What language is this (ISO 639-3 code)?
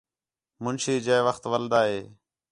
xhe